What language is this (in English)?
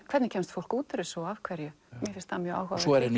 Icelandic